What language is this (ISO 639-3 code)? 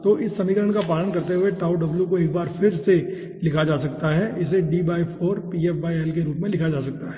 hin